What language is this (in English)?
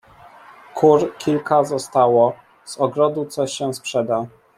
Polish